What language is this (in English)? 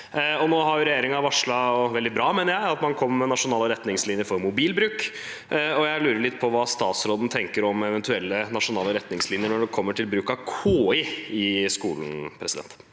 Norwegian